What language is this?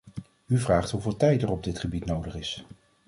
Dutch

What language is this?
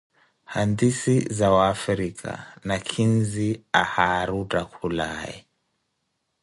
Koti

